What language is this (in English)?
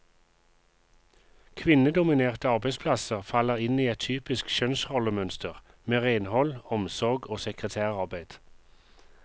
Norwegian